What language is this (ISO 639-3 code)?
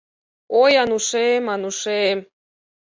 chm